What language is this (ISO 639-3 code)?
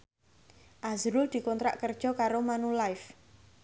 jav